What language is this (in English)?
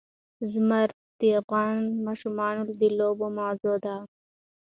Pashto